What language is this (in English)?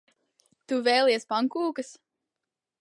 Latvian